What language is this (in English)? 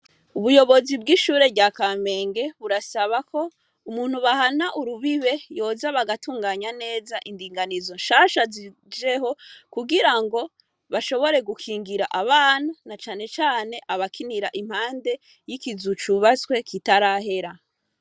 Rundi